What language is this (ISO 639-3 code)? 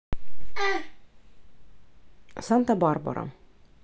rus